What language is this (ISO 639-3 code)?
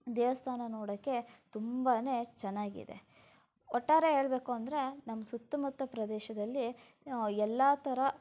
kan